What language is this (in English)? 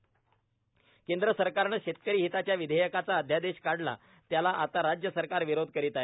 Marathi